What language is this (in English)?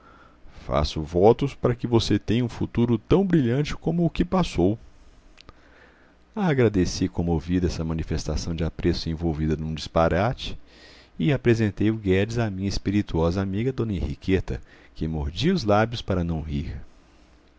Portuguese